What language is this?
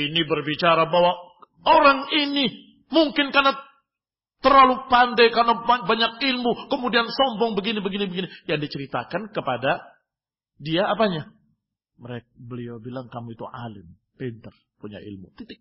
Indonesian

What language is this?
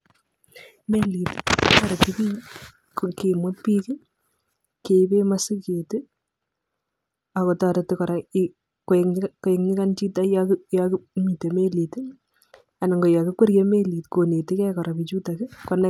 Kalenjin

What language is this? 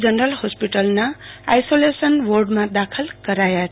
Gujarati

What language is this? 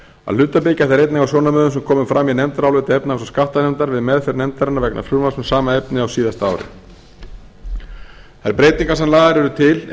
Icelandic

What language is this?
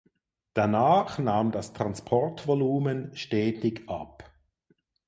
German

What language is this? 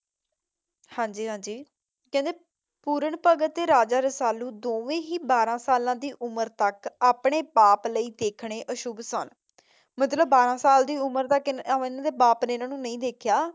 Punjabi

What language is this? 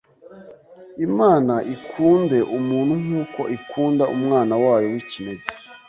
Kinyarwanda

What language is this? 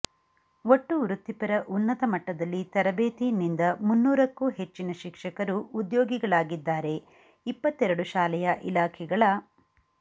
Kannada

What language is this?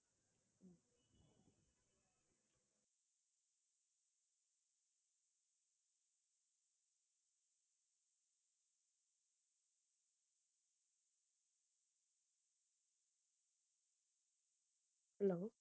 Tamil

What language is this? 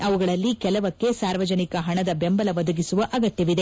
Kannada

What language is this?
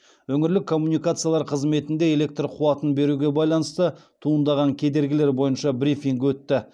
Kazakh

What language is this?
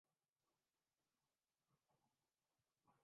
Urdu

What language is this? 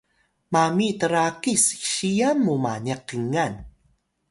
Atayal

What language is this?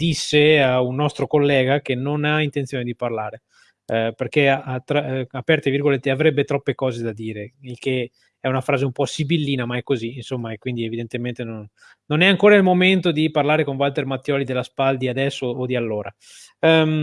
Italian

